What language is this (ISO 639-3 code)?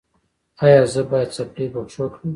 pus